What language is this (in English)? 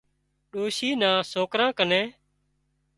Wadiyara Koli